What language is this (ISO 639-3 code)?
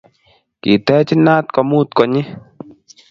kln